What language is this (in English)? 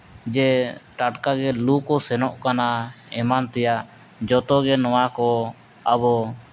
Santali